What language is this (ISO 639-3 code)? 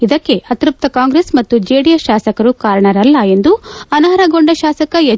kan